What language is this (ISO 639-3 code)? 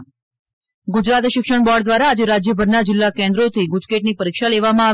guj